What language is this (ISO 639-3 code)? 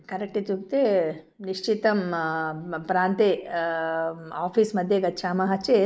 san